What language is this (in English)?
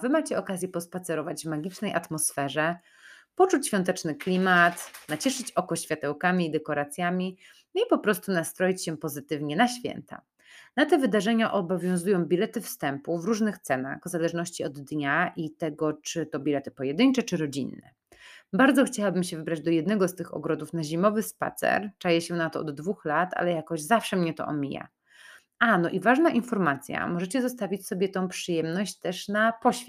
Polish